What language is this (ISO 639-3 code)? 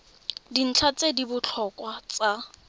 tsn